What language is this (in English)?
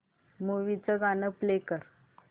Marathi